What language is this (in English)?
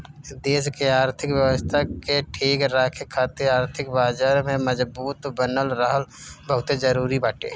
Bhojpuri